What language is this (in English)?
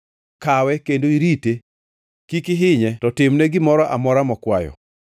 Luo (Kenya and Tanzania)